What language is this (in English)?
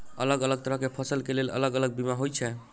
Maithili